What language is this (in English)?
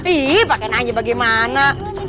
Indonesian